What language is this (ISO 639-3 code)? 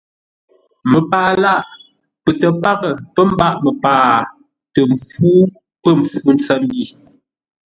nla